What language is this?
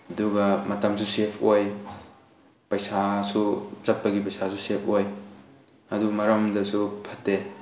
Manipuri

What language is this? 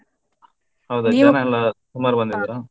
Kannada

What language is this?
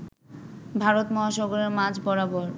Bangla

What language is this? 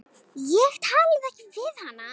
Icelandic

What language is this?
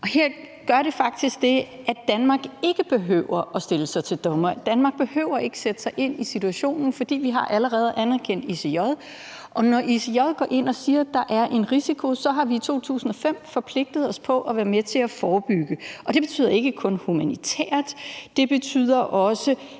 Danish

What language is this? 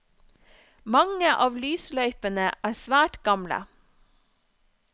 Norwegian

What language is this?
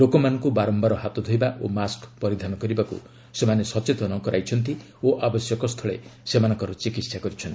Odia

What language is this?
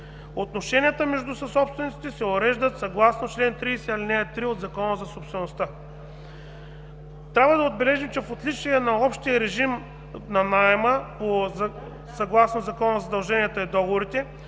Bulgarian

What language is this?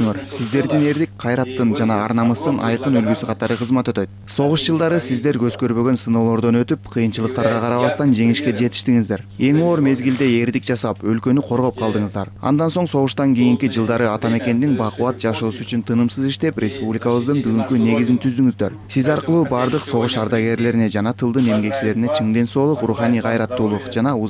Russian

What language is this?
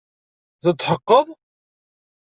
Kabyle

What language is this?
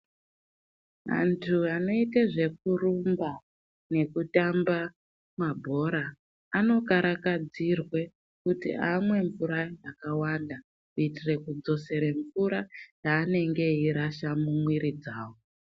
Ndau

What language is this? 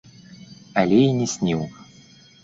Belarusian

